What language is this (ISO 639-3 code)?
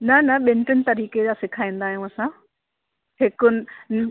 snd